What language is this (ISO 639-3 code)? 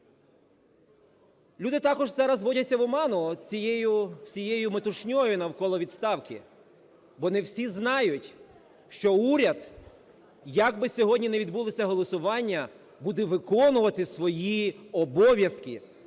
ukr